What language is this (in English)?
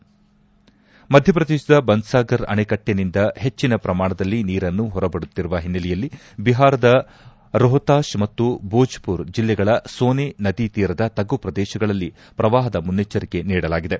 Kannada